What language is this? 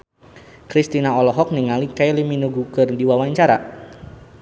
Sundanese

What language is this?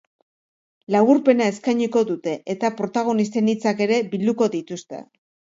Basque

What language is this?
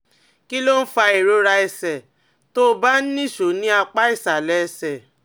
Yoruba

